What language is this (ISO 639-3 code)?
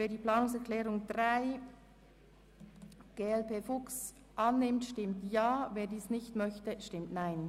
gsw